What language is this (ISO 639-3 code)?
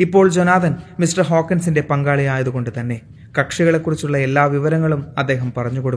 mal